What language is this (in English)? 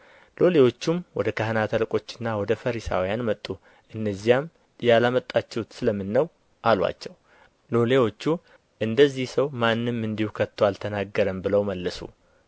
Amharic